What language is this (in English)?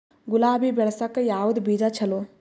Kannada